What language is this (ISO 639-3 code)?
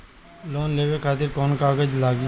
bho